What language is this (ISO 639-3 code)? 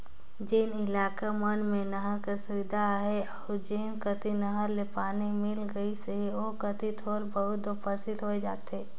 hne